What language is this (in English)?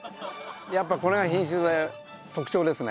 Japanese